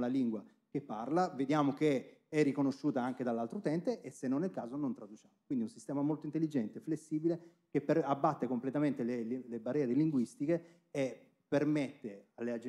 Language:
Italian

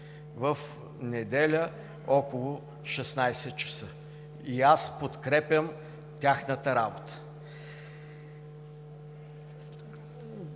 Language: Bulgarian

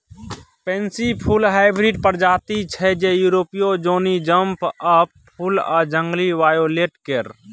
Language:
Maithili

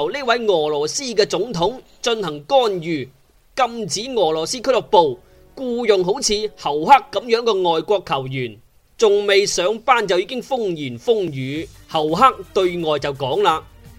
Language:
Chinese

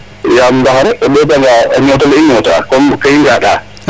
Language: Serer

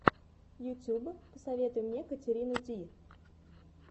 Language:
Russian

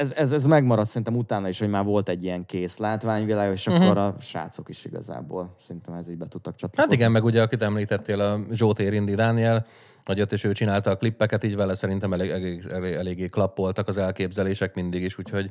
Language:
Hungarian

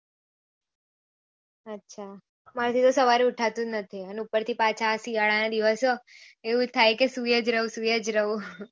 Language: Gujarati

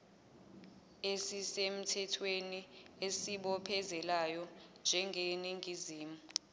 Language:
Zulu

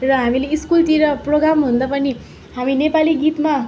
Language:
Nepali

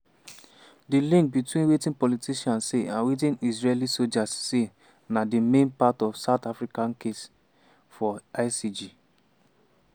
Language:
Nigerian Pidgin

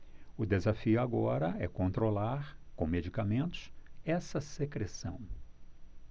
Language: Portuguese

